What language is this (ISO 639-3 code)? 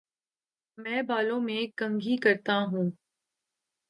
urd